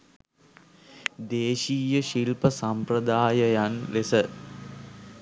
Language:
Sinhala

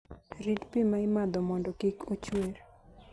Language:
Luo (Kenya and Tanzania)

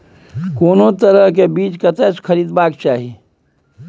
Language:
Maithili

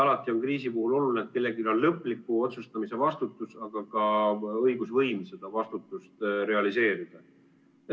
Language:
Estonian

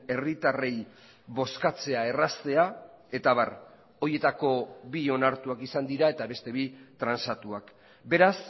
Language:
Basque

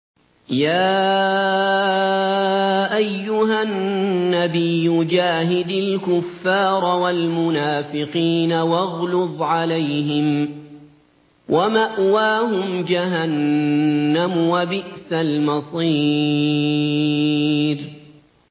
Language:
Arabic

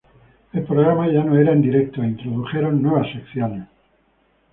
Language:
Spanish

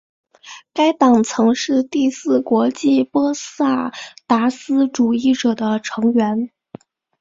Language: Chinese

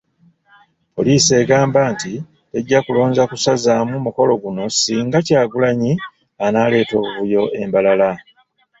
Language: Ganda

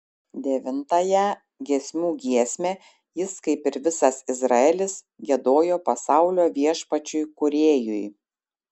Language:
Lithuanian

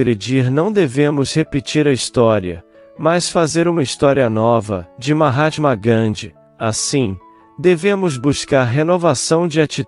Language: Portuguese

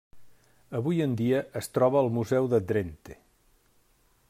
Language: Catalan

